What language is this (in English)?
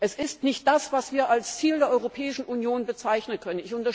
German